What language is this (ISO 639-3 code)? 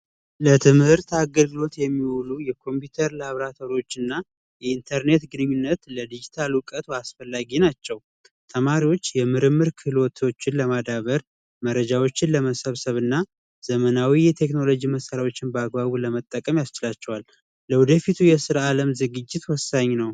amh